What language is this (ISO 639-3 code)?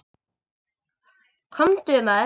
isl